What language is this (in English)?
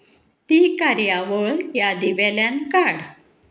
Konkani